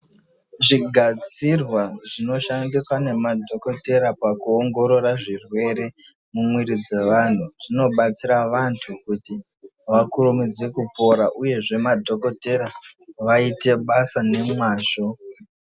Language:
Ndau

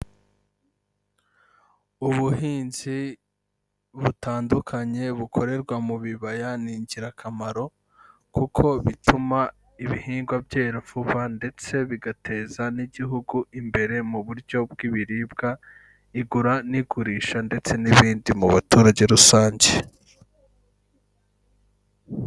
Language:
Kinyarwanda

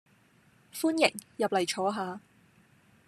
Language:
Cantonese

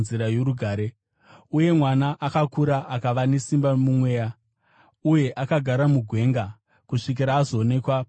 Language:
Shona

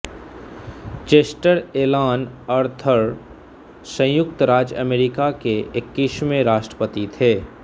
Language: Hindi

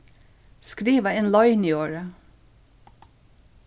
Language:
Faroese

